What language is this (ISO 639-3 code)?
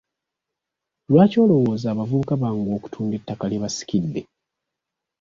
lug